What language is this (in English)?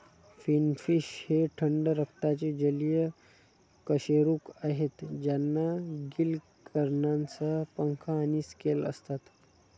Marathi